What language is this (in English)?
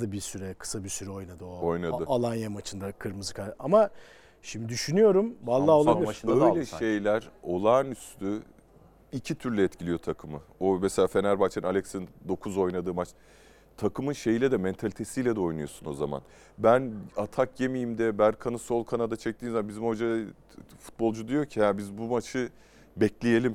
Turkish